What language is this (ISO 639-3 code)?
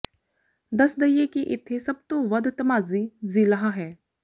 pan